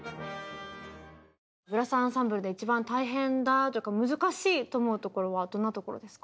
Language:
Japanese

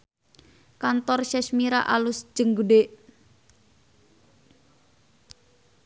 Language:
Sundanese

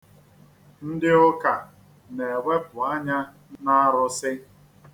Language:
Igbo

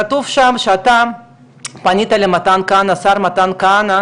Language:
Hebrew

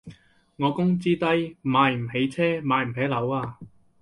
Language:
Cantonese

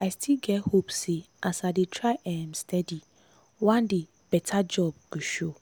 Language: Nigerian Pidgin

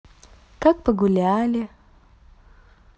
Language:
Russian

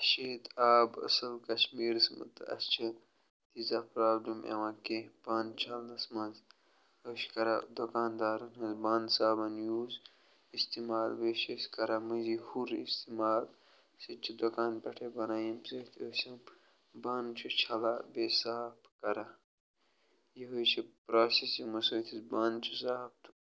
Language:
Kashmiri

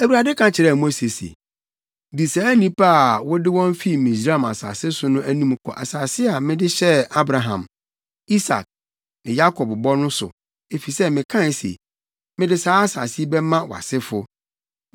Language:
Akan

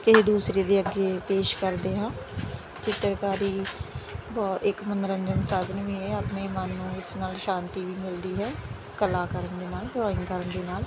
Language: Punjabi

